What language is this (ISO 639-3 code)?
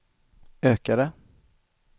swe